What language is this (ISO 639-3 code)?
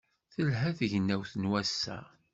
kab